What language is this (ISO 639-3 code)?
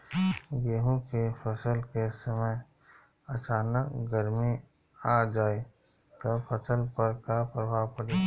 bho